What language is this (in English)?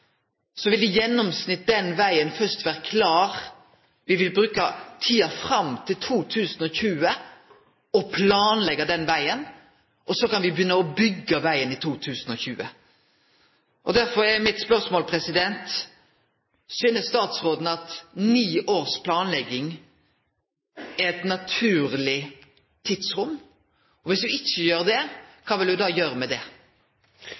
Norwegian Nynorsk